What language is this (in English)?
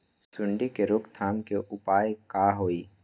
Magahi